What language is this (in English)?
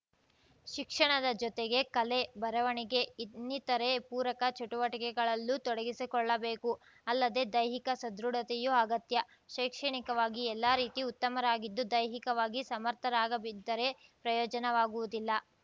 Kannada